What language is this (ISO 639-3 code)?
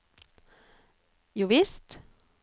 nor